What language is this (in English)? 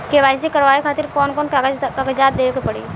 Bhojpuri